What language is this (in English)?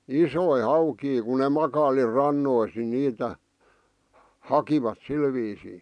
Finnish